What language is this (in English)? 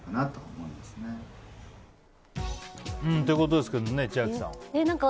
Japanese